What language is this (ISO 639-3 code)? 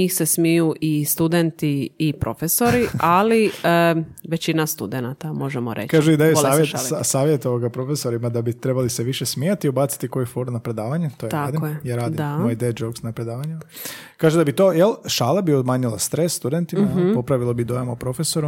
hrv